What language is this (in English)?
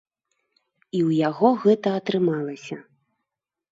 Belarusian